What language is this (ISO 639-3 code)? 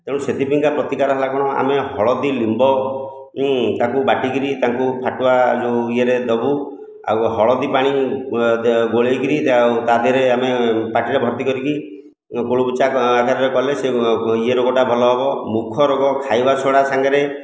ori